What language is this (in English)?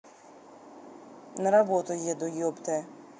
Russian